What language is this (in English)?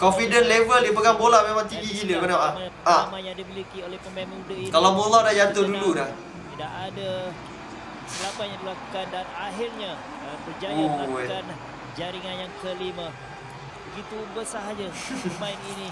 Malay